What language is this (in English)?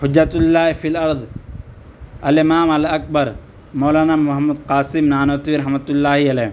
Urdu